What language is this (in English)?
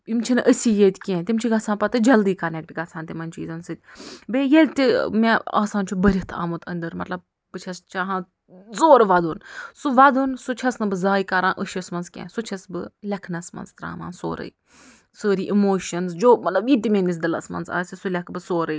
Kashmiri